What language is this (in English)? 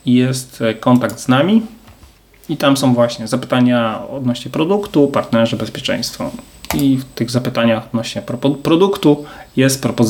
Polish